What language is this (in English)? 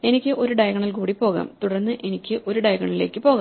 Malayalam